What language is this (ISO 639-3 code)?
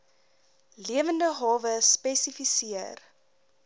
afr